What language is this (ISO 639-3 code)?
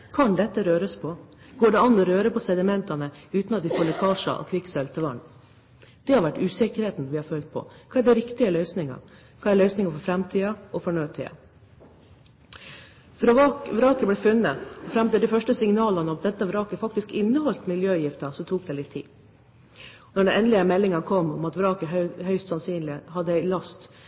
nob